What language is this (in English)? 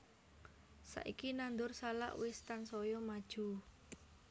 Javanese